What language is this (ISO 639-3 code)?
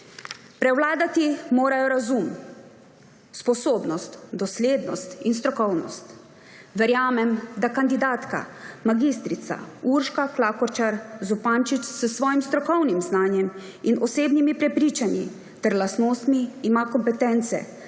slv